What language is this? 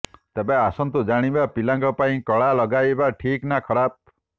Odia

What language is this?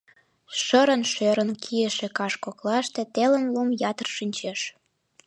Mari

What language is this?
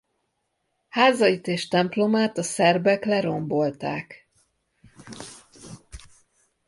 Hungarian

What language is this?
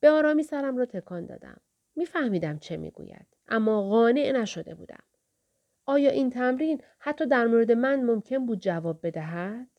Persian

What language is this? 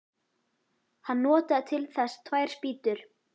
Icelandic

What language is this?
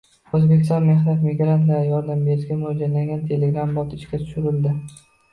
Uzbek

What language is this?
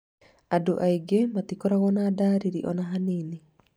Kikuyu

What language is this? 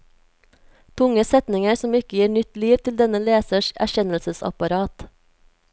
Norwegian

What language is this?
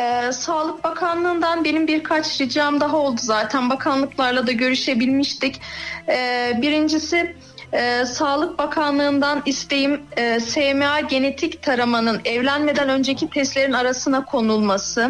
Turkish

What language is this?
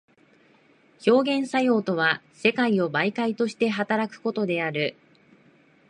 Japanese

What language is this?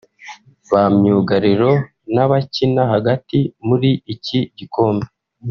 Kinyarwanda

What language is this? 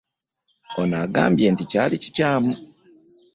Ganda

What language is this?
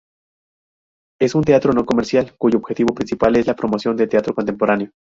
Spanish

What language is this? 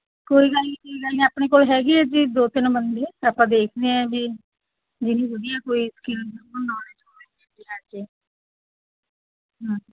Punjabi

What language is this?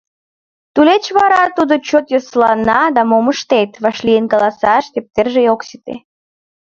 Mari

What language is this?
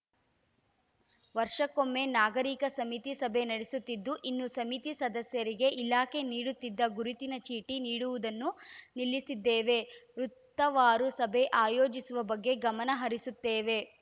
Kannada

